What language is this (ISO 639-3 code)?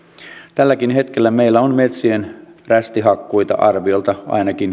fin